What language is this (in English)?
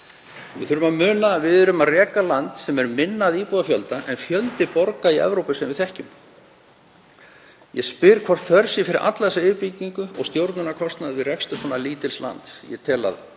Icelandic